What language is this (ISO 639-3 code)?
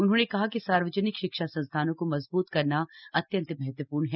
hin